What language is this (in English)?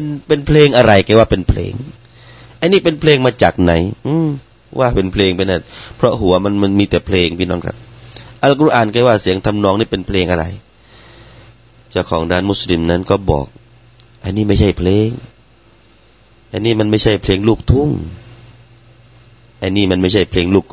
Thai